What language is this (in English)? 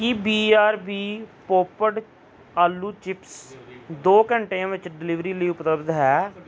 Punjabi